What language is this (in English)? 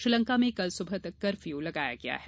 Hindi